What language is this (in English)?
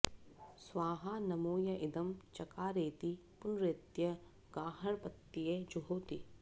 Sanskrit